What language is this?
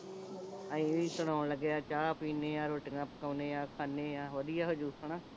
Punjabi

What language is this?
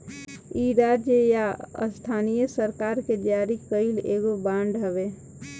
Bhojpuri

